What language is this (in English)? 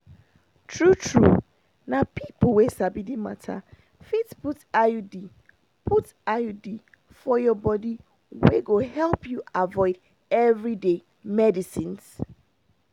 Nigerian Pidgin